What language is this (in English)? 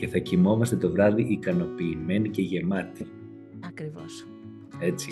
Greek